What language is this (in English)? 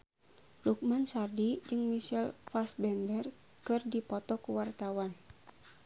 Sundanese